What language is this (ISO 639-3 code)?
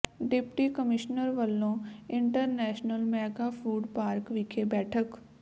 pan